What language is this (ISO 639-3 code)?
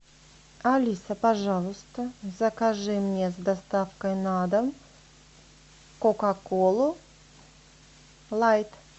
rus